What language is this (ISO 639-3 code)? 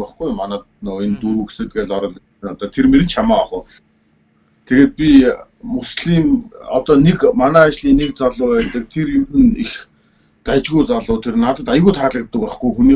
tur